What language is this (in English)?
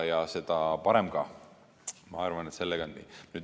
Estonian